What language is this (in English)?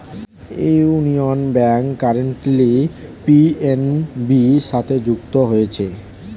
Bangla